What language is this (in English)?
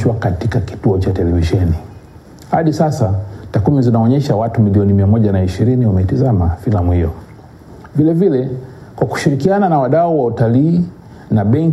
Swahili